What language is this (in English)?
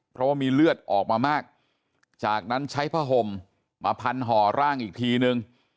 Thai